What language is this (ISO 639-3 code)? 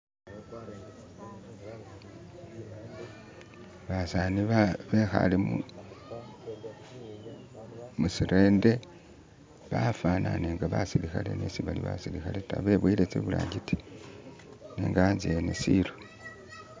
myx